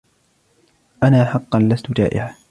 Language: Arabic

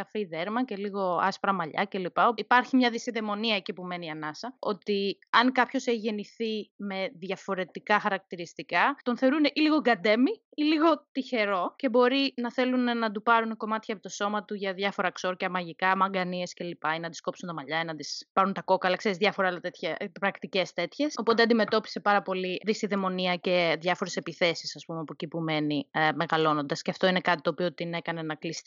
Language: Greek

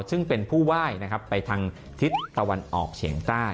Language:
Thai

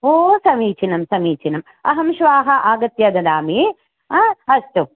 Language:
Sanskrit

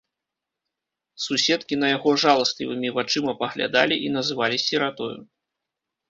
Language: Belarusian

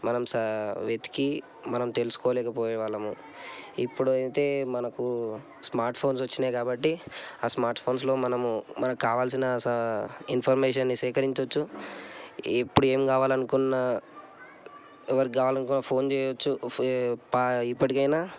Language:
Telugu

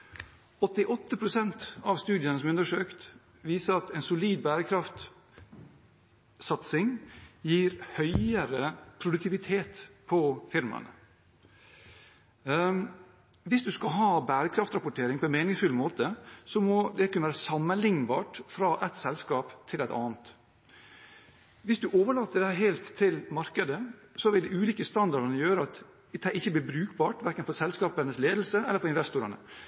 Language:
Norwegian Bokmål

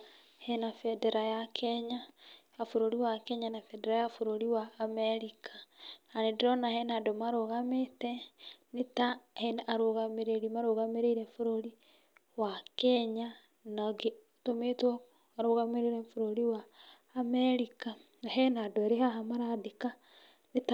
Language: Kikuyu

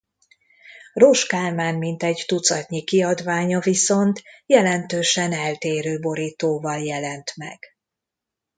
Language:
Hungarian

